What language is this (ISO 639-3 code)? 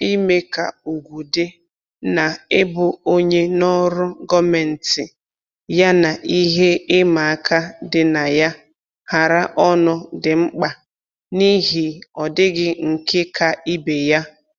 ibo